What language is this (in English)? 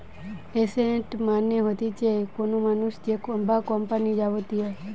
Bangla